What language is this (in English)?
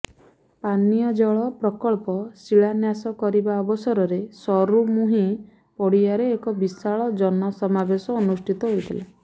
Odia